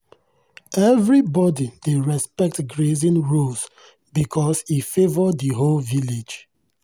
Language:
Nigerian Pidgin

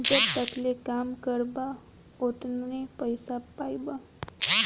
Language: Bhojpuri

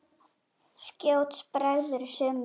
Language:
Icelandic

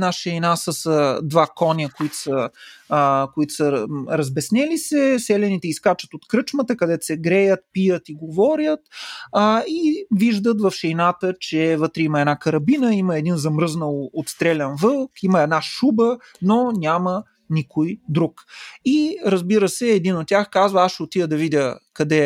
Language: Bulgarian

